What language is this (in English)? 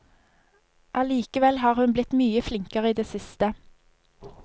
Norwegian